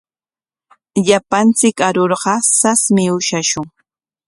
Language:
Corongo Ancash Quechua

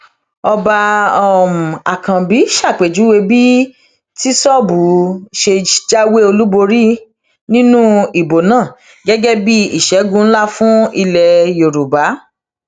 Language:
Yoruba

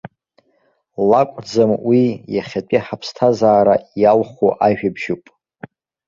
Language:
Abkhazian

